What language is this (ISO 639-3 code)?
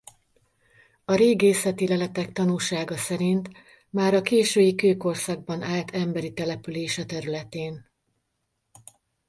hun